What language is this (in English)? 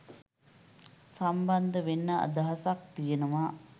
Sinhala